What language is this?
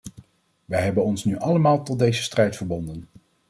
Dutch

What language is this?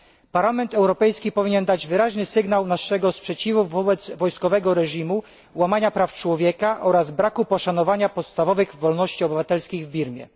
Polish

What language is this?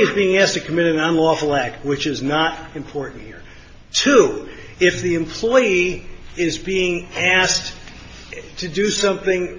English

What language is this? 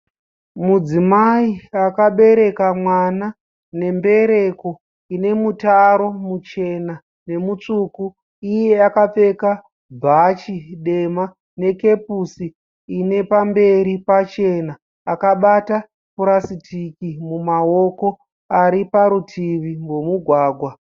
Shona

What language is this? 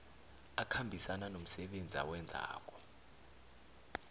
South Ndebele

